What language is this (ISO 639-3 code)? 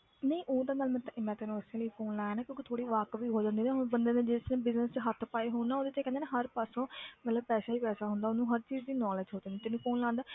pan